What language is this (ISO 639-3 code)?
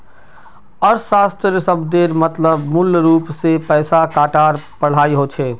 mag